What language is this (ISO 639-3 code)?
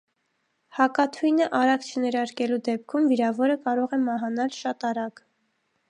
hye